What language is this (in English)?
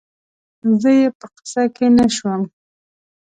Pashto